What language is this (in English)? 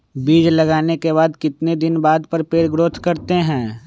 Magahi